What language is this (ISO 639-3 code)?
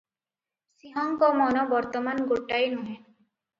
ori